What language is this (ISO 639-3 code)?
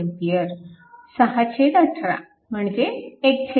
mar